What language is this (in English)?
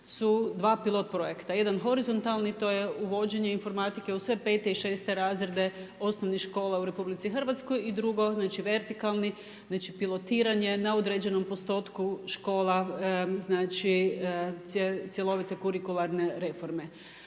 Croatian